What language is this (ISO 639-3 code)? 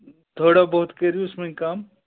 kas